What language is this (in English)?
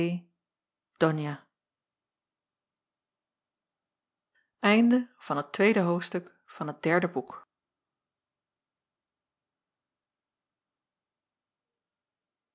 Dutch